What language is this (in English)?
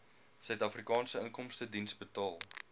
Afrikaans